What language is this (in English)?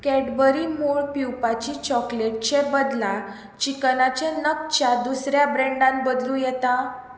Konkani